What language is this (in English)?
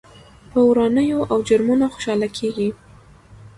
Pashto